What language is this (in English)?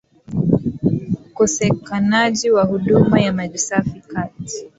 Swahili